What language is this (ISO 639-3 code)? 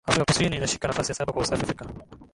swa